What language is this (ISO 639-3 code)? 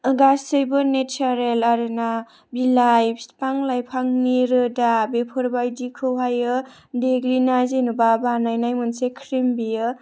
brx